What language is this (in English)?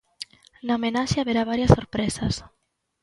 Galician